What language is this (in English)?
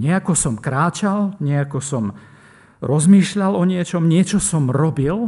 Slovak